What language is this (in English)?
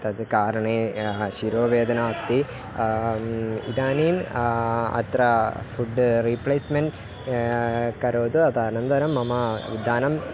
Sanskrit